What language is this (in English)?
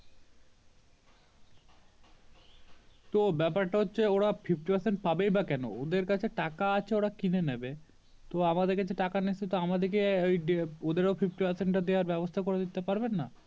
Bangla